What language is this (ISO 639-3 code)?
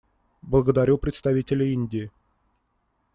rus